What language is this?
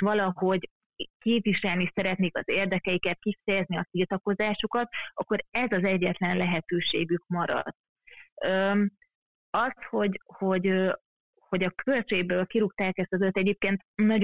Hungarian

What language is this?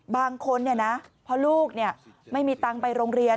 Thai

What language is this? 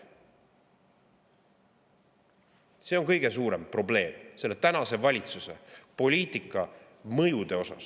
Estonian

